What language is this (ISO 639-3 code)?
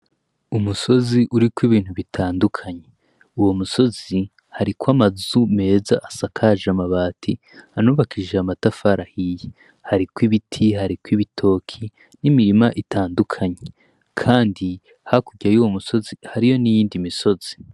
run